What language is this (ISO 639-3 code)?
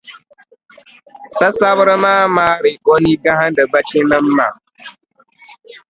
dag